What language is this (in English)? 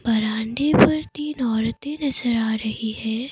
Hindi